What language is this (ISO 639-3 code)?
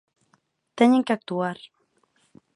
glg